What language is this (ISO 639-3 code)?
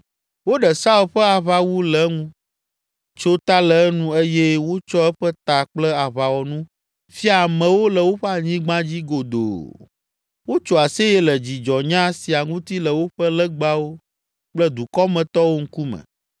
ewe